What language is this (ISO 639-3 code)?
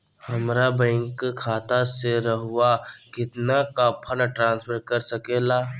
mag